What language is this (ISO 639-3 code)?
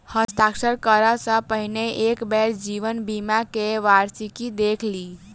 mai